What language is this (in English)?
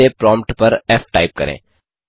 Hindi